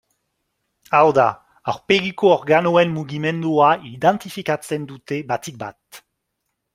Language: Basque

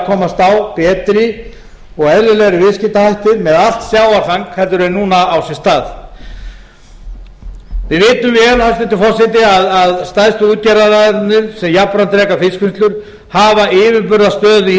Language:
Icelandic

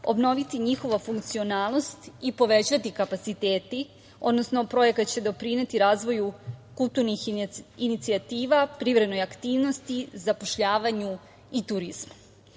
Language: Serbian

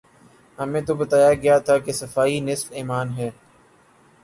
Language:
Urdu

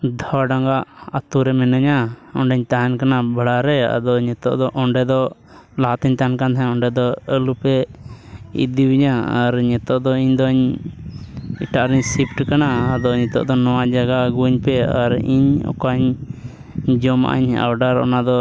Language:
Santali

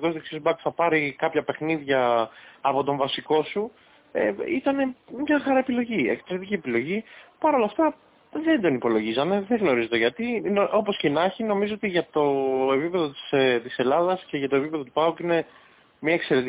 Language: Greek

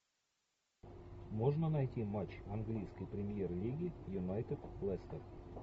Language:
Russian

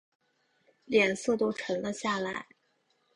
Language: Chinese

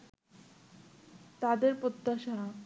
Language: Bangla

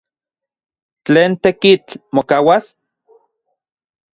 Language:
Central Puebla Nahuatl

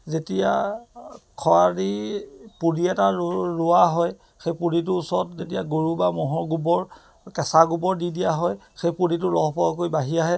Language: Assamese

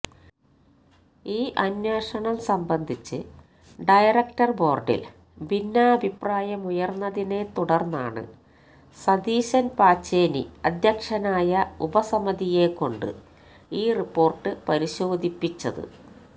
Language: Malayalam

